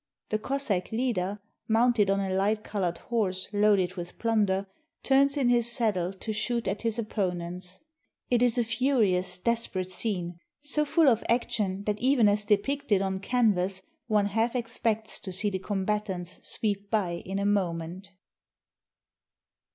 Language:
English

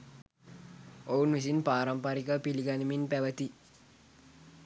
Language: Sinhala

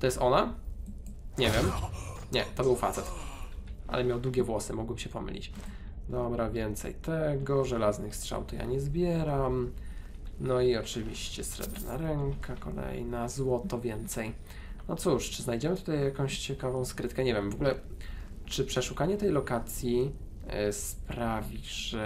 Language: Polish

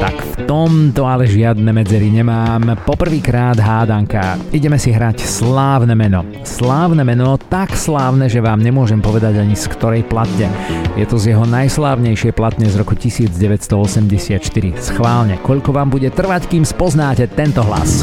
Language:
Slovak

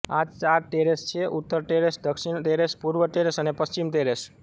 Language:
Gujarati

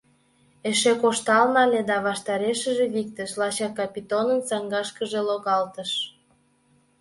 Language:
Mari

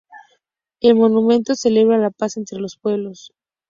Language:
Spanish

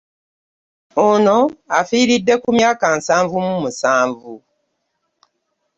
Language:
Ganda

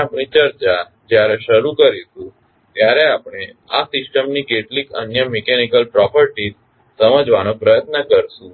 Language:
Gujarati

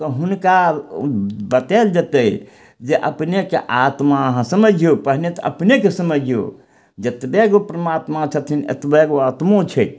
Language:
Maithili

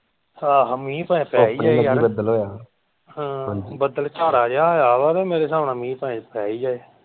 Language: Punjabi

